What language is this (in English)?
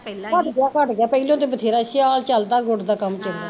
Punjabi